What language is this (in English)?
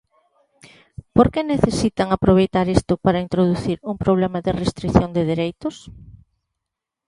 Galician